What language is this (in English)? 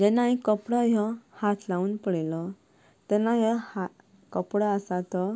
Konkani